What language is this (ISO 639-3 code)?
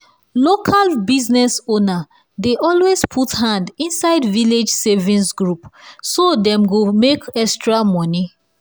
pcm